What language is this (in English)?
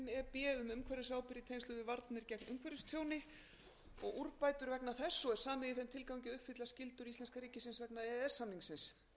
Icelandic